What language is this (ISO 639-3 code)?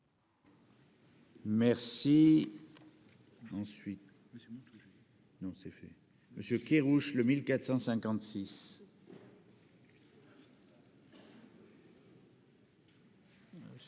fra